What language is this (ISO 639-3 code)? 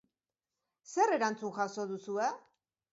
eus